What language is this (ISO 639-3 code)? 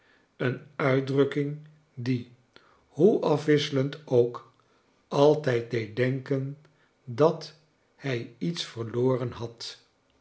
nld